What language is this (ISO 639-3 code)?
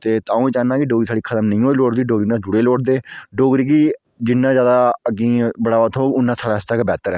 doi